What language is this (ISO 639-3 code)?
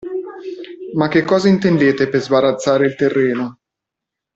ita